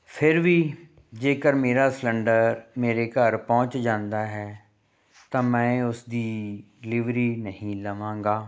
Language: Punjabi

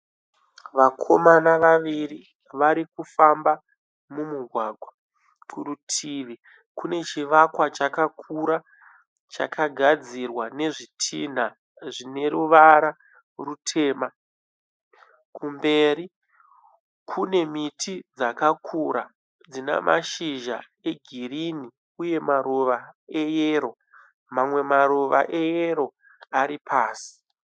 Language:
Shona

